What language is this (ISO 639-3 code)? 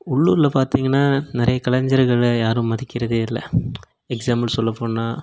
tam